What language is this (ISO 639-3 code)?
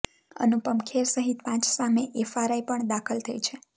guj